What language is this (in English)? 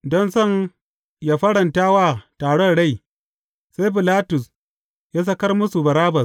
Hausa